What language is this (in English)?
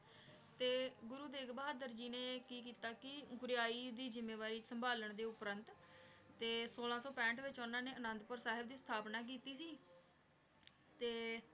Punjabi